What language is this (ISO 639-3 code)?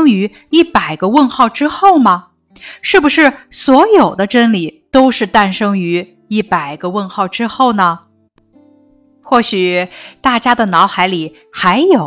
zho